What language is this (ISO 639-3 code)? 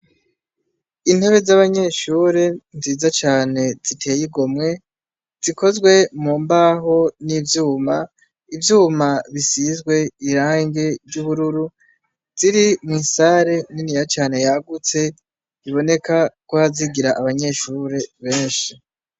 run